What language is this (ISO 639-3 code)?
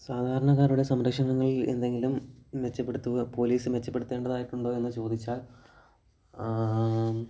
mal